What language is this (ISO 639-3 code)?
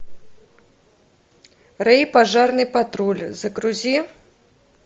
rus